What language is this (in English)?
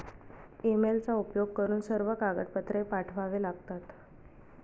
Marathi